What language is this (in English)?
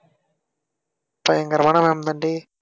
Tamil